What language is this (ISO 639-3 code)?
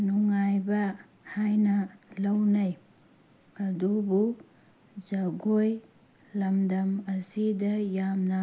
mni